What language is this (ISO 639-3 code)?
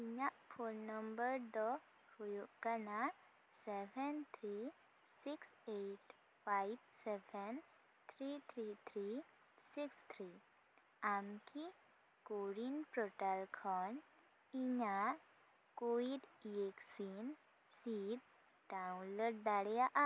sat